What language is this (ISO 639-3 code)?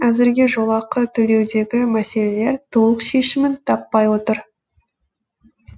kaz